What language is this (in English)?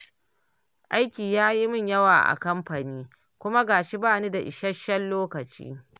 Hausa